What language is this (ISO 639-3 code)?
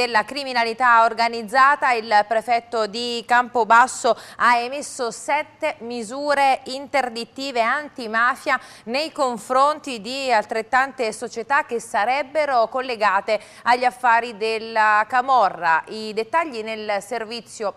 ita